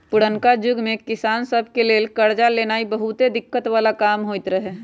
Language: Magahi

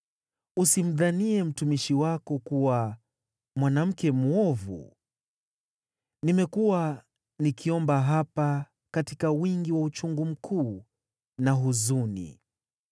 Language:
Swahili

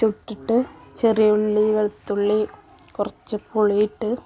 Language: Malayalam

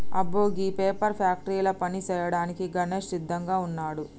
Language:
Telugu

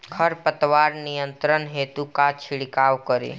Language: Bhojpuri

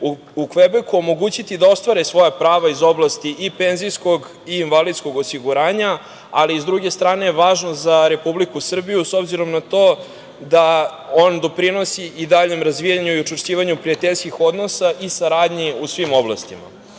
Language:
Serbian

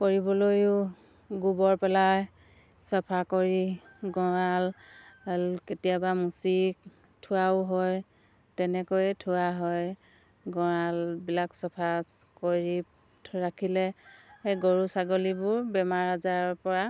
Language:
Assamese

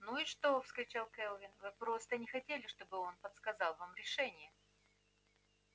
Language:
Russian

